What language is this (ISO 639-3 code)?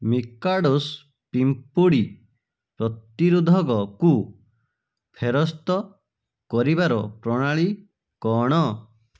ori